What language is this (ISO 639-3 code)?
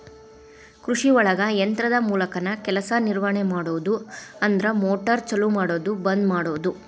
kan